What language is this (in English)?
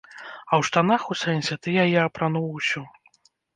Belarusian